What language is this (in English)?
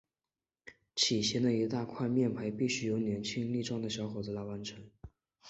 Chinese